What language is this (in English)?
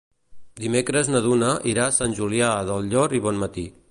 Catalan